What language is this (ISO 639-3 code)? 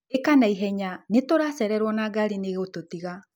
kik